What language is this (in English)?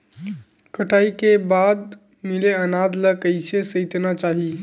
Chhattisgarhi